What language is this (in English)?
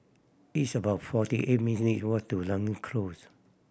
English